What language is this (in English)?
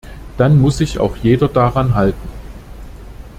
German